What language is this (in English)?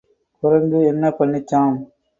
Tamil